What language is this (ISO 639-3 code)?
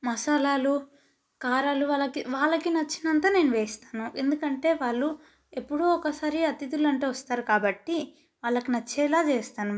tel